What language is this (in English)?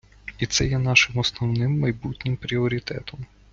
Ukrainian